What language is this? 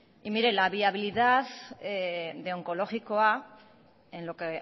Spanish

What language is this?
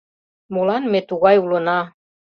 Mari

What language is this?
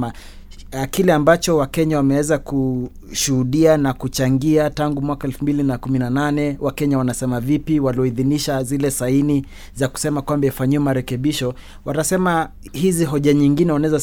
Swahili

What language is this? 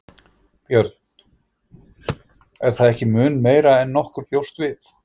Icelandic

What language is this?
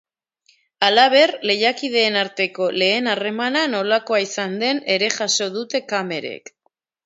Basque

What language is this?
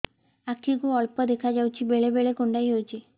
Odia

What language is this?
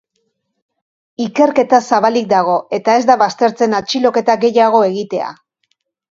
Basque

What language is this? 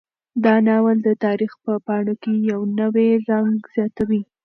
Pashto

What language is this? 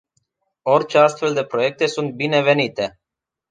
Romanian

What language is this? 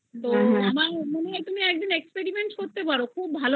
Bangla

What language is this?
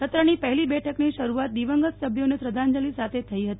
Gujarati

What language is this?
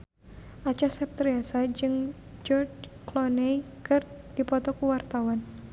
Sundanese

